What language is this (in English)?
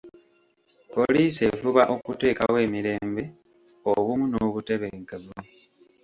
Ganda